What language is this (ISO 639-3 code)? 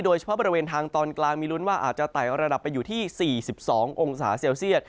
tha